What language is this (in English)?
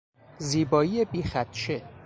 Persian